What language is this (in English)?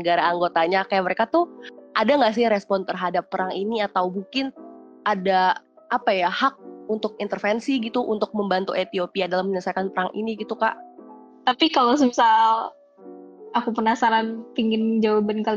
Indonesian